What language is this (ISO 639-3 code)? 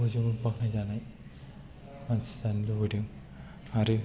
brx